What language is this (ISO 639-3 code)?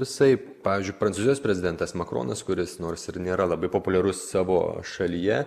lit